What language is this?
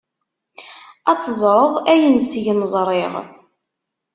Kabyle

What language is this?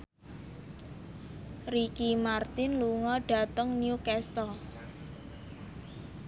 Javanese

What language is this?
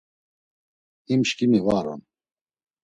Laz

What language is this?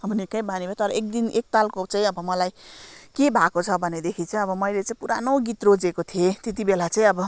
Nepali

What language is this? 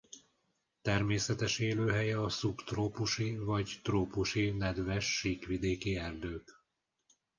Hungarian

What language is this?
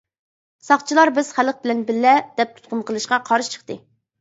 Uyghur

